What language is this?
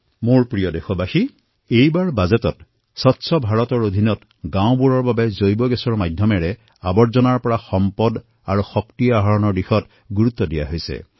Assamese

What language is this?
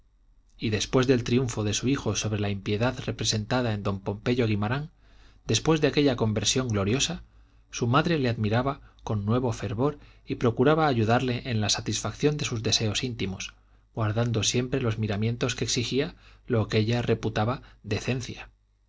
Spanish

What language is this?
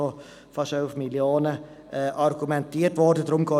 Swiss German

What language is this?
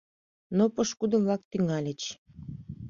Mari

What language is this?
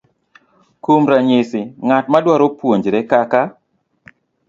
Luo (Kenya and Tanzania)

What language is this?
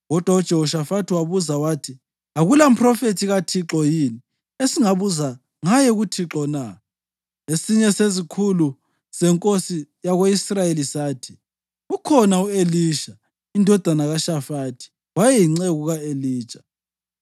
North Ndebele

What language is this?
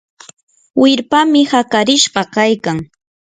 Yanahuanca Pasco Quechua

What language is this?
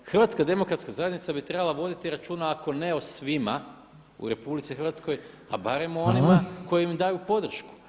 Croatian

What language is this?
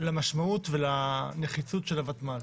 Hebrew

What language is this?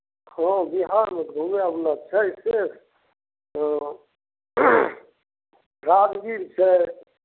Maithili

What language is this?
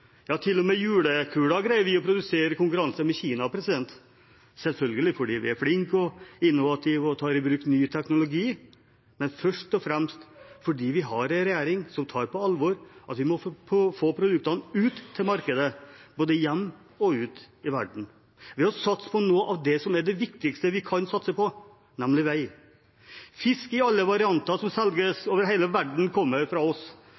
Norwegian Bokmål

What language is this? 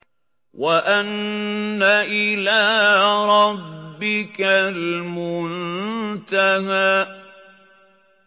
Arabic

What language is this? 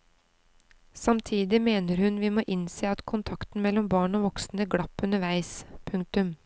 Norwegian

